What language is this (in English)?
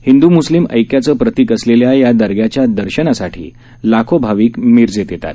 Marathi